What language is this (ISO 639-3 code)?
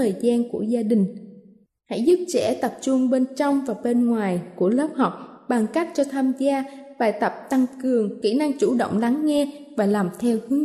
vie